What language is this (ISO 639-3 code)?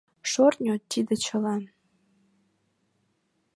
chm